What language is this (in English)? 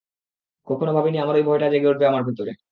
Bangla